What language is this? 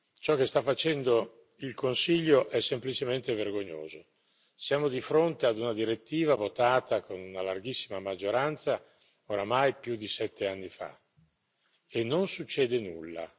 Italian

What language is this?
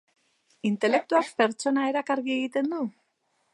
Basque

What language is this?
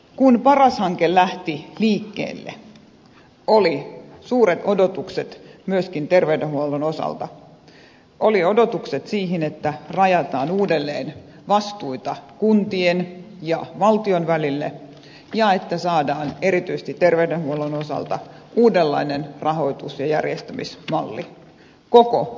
Finnish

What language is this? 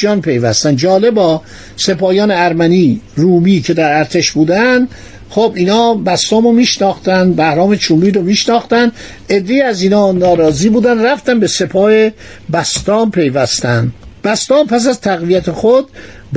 Persian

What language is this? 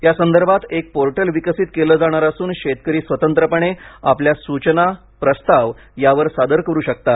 Marathi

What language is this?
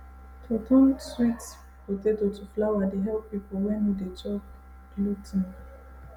Nigerian Pidgin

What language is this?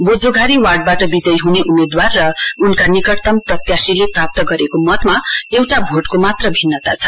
Nepali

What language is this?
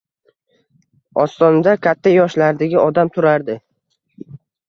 Uzbek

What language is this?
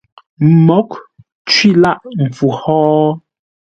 Ngombale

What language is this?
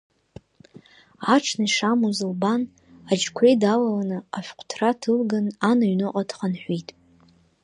Abkhazian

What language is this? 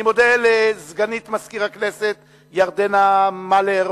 Hebrew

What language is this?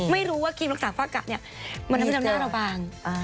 Thai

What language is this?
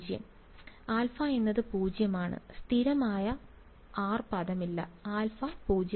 Malayalam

